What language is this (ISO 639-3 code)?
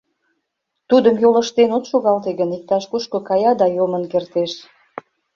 chm